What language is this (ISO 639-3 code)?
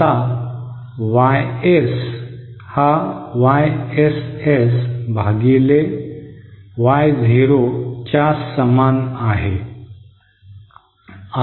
mar